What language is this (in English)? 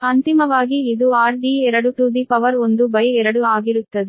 Kannada